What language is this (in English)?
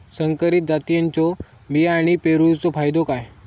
Marathi